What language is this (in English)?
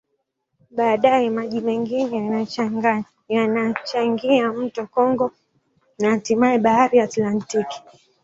Swahili